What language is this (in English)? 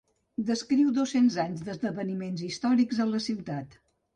Catalan